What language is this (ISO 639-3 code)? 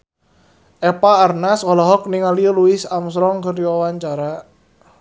sun